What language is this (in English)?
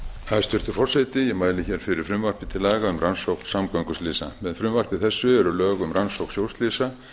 Icelandic